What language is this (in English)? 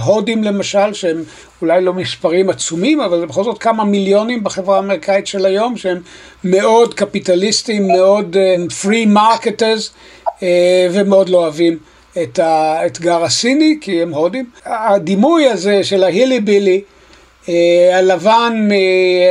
Hebrew